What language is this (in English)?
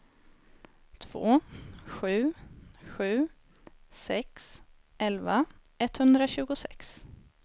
Swedish